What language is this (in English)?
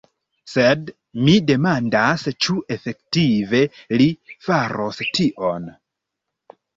Esperanto